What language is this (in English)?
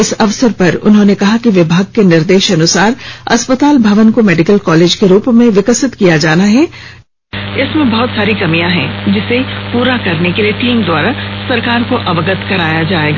Hindi